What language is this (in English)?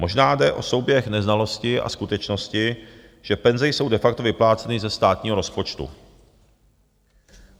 Czech